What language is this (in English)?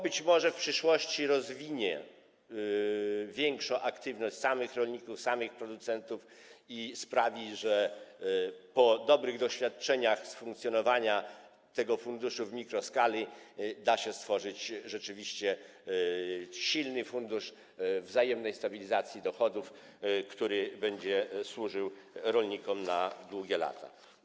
Polish